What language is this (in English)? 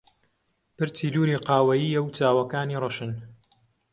Central Kurdish